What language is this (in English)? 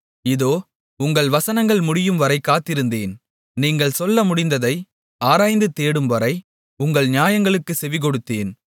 Tamil